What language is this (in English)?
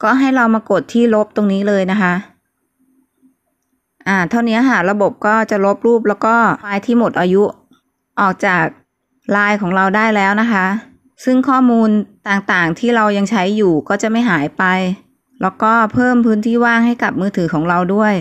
Thai